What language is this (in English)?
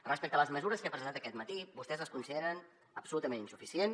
Catalan